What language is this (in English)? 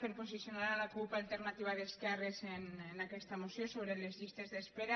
Catalan